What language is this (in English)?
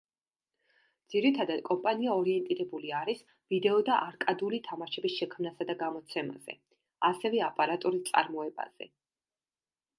Georgian